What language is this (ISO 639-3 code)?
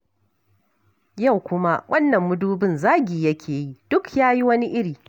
hau